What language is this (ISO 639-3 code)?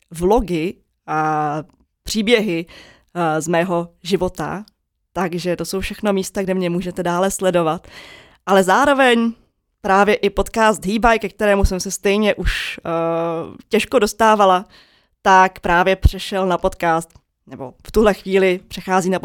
ces